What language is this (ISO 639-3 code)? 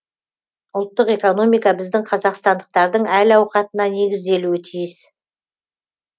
kaz